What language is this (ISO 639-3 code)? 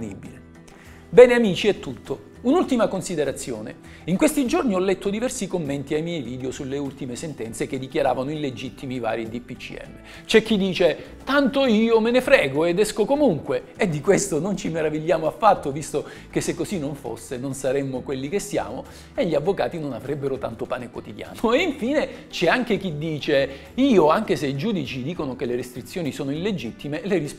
ita